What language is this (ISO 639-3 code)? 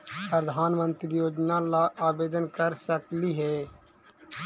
mag